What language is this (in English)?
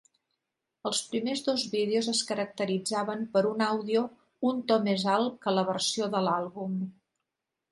Catalan